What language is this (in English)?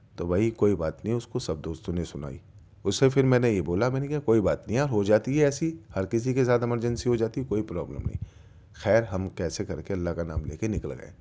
Urdu